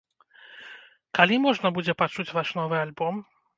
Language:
Belarusian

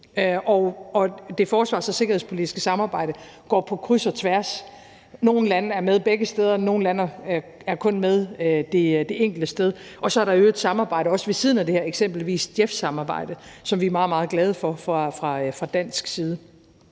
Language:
Danish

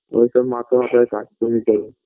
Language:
Bangla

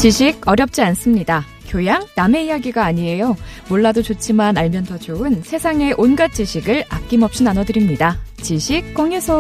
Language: Korean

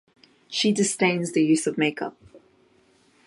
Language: English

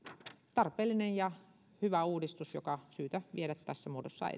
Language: Finnish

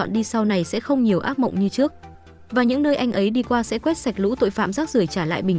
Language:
Vietnamese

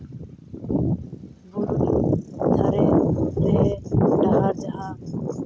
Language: Santali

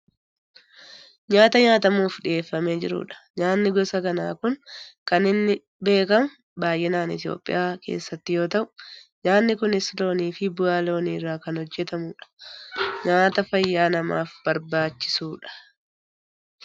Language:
Oromo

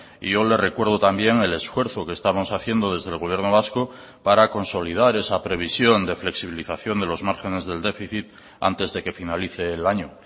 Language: Spanish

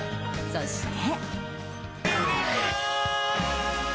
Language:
Japanese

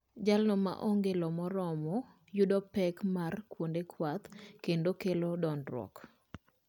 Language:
Luo (Kenya and Tanzania)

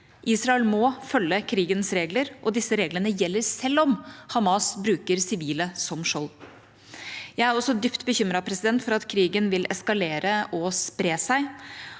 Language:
Norwegian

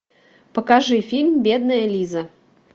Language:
Russian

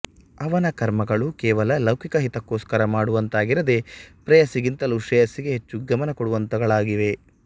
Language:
Kannada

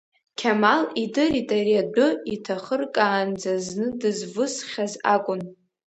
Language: Abkhazian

